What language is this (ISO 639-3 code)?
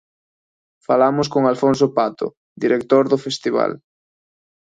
glg